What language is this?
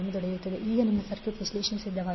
Kannada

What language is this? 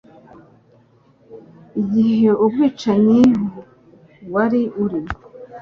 Kinyarwanda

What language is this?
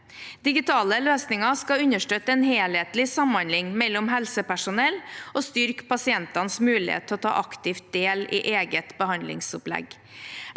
Norwegian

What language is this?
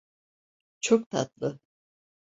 Turkish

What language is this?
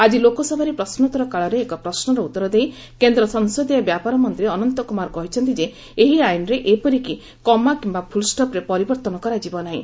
Odia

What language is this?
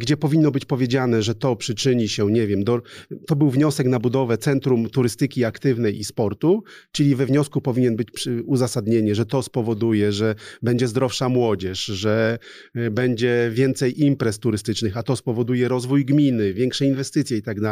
Polish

